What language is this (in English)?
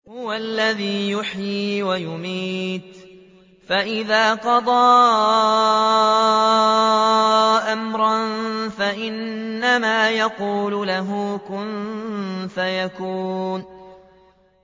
Arabic